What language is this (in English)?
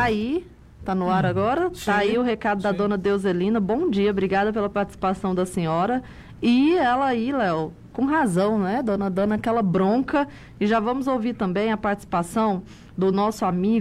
Portuguese